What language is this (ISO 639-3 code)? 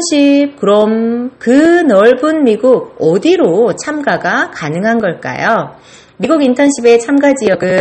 kor